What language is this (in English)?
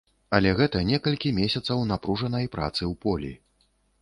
Belarusian